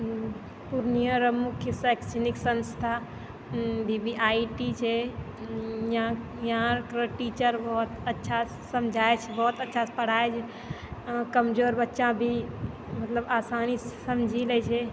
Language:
Maithili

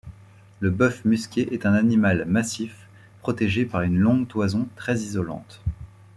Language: French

